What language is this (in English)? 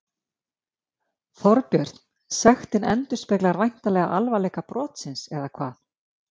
Icelandic